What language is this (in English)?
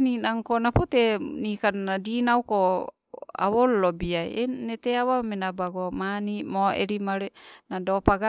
Sibe